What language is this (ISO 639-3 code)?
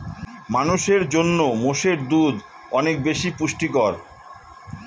ben